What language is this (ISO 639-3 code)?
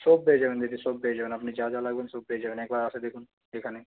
ben